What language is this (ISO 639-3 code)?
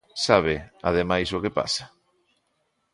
glg